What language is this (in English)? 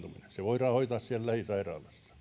Finnish